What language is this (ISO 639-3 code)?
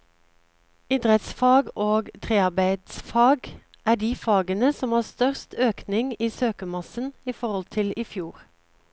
nor